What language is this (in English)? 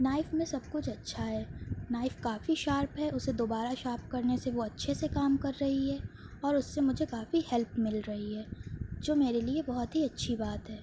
Urdu